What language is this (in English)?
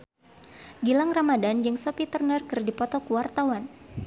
Sundanese